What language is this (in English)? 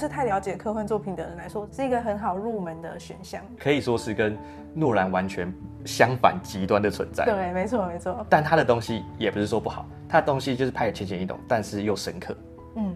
Chinese